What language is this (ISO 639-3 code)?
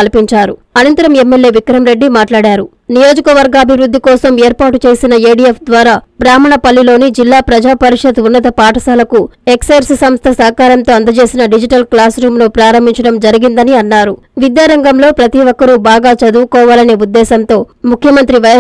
tel